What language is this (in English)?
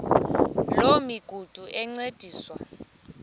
Xhosa